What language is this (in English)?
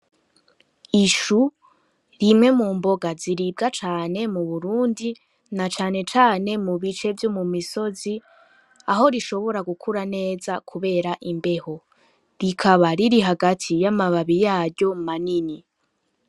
Rundi